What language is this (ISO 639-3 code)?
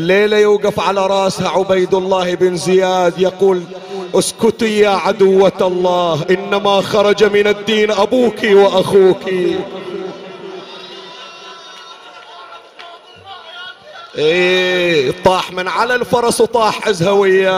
ara